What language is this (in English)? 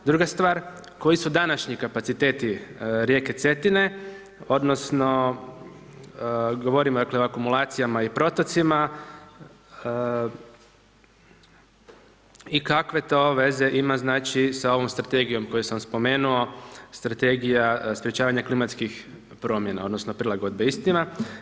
Croatian